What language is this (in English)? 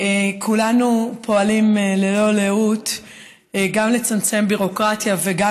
Hebrew